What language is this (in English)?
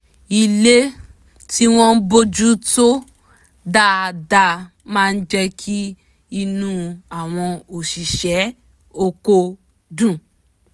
Yoruba